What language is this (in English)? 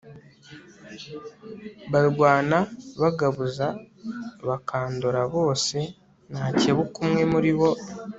Kinyarwanda